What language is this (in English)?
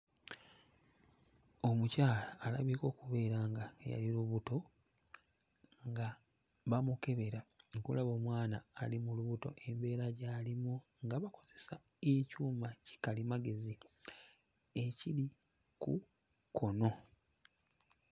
Ganda